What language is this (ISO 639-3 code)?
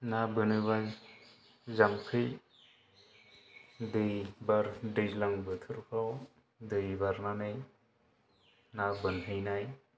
brx